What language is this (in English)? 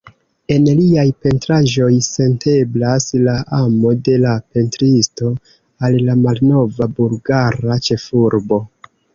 Esperanto